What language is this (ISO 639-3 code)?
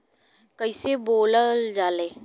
bho